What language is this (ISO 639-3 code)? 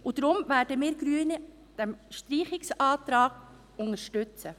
gsw